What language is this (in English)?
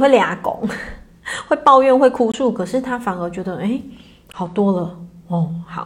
Chinese